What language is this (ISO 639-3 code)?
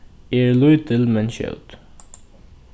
fao